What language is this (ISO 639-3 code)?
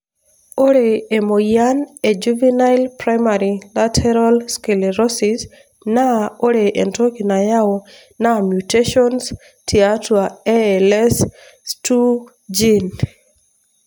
mas